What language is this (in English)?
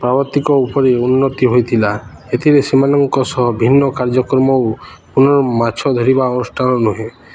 Odia